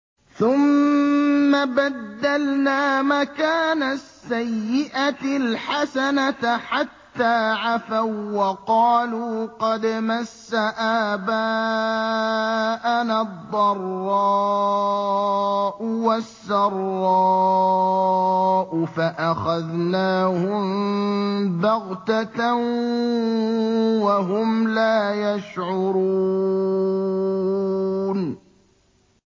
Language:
Arabic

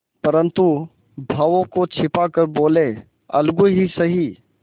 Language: Hindi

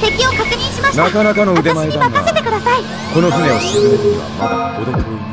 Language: Japanese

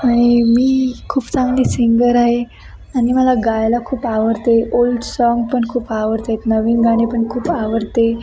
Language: Marathi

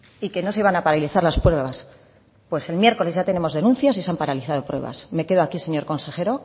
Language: Spanish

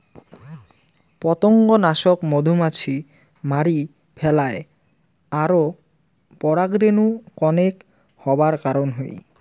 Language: Bangla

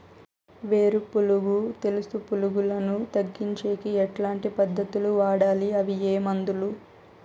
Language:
Telugu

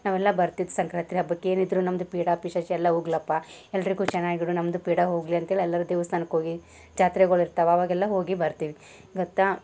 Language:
Kannada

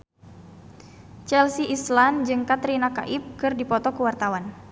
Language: Sundanese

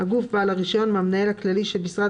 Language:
Hebrew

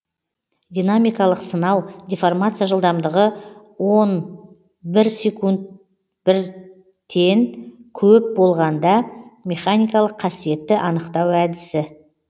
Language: Kazakh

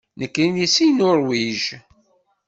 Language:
Kabyle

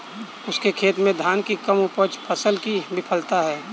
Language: Hindi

